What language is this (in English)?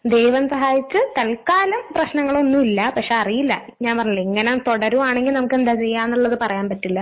Malayalam